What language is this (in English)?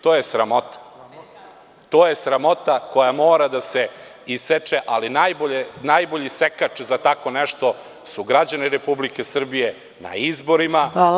Serbian